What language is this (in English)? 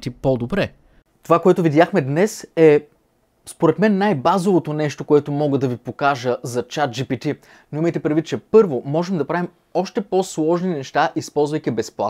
Bulgarian